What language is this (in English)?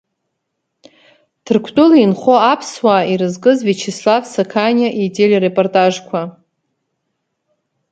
Abkhazian